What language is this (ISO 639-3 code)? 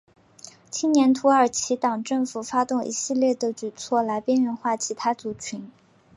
zho